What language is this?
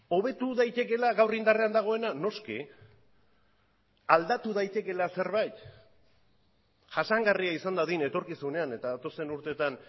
Basque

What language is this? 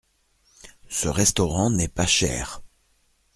French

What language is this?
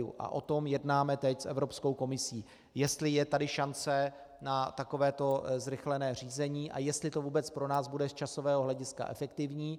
Czech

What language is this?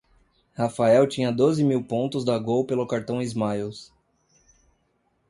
Portuguese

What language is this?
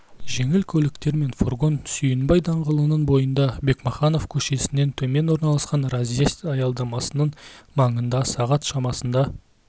Kazakh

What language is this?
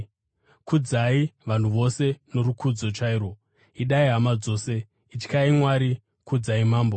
Shona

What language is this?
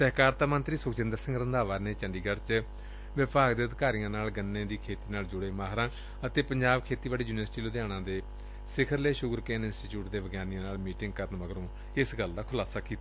Punjabi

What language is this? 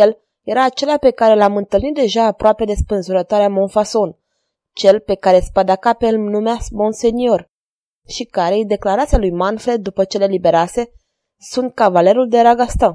Romanian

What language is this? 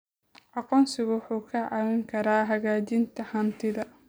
Somali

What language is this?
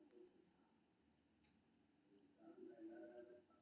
Maithili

